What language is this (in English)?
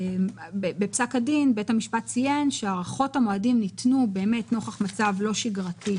Hebrew